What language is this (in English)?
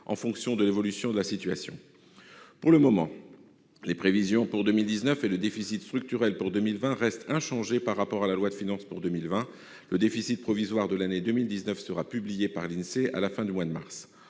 French